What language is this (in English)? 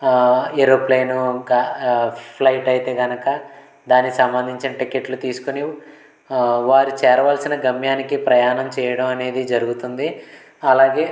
Telugu